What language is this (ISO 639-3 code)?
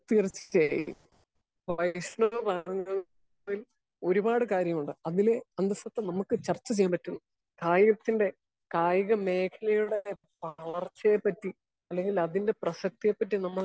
mal